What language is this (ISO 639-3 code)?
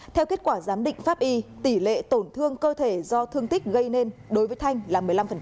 vie